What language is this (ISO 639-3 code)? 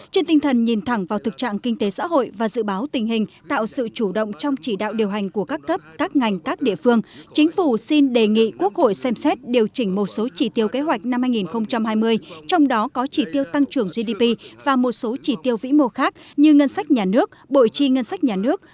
vie